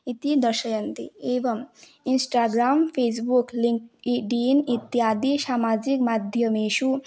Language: Sanskrit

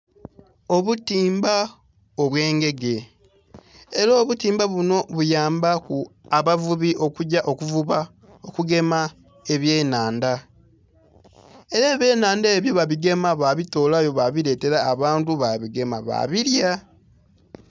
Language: Soga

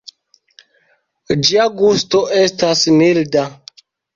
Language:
Esperanto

